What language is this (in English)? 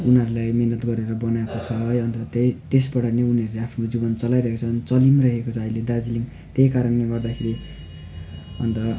Nepali